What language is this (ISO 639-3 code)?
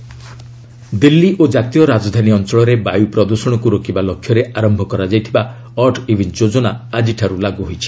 ori